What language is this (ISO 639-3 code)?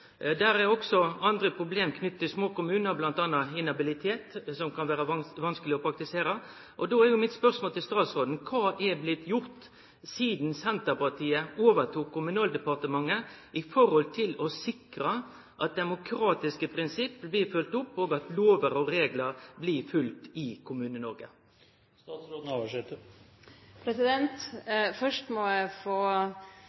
nno